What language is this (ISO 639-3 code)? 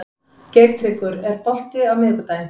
isl